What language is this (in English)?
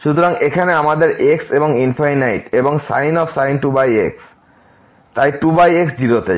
Bangla